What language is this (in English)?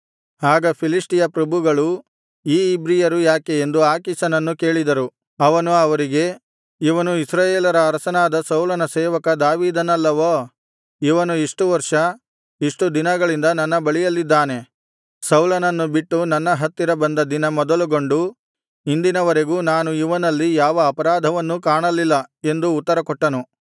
Kannada